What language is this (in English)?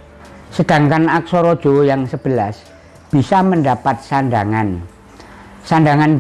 Indonesian